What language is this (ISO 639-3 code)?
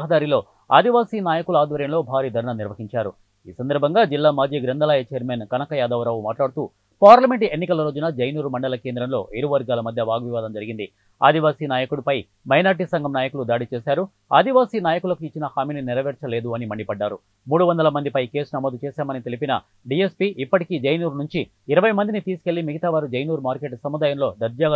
tel